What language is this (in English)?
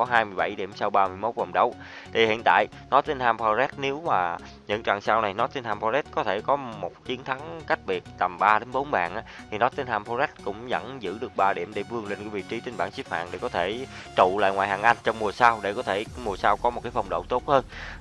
Vietnamese